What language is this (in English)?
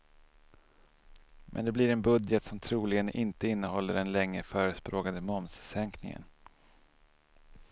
Swedish